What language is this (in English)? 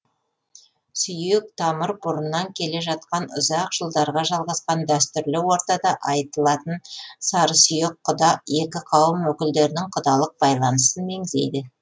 Kazakh